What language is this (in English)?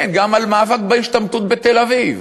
Hebrew